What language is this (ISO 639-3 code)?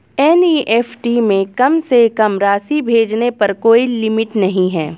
hin